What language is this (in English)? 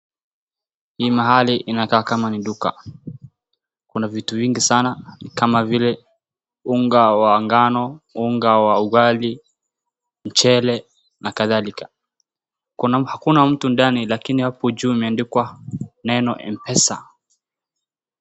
Swahili